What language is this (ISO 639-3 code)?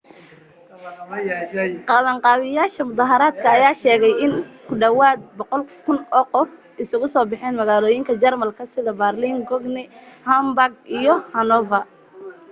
som